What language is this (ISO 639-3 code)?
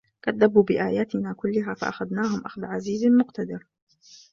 ara